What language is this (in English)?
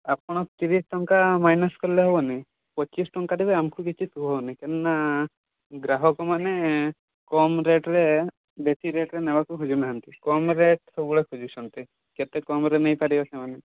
Odia